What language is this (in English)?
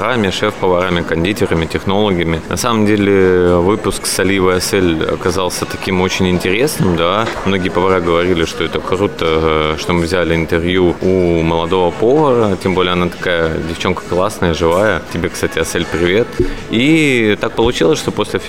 Russian